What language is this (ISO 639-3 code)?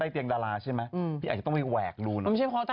tha